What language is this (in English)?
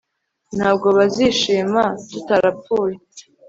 Kinyarwanda